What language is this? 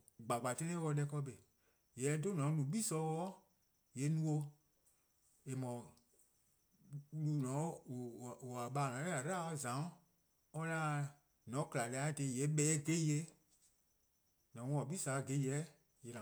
Eastern Krahn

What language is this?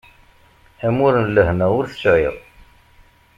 Kabyle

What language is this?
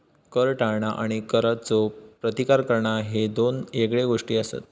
Marathi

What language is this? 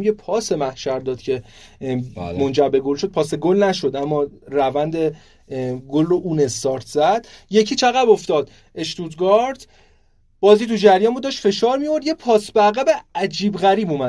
Persian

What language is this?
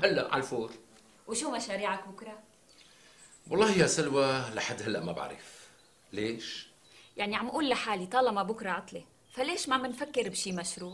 Arabic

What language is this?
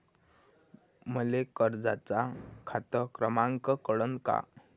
Marathi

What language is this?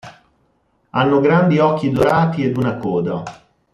Italian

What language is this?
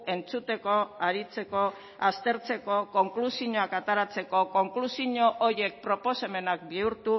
Basque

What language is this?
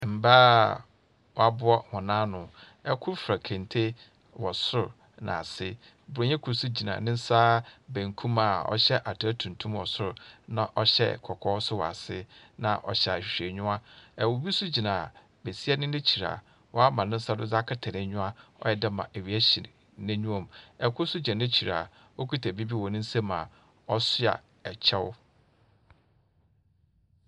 Akan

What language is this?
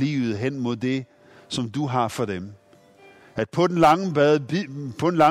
Danish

